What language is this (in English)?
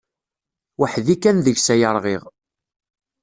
Kabyle